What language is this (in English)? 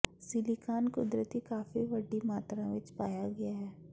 Punjabi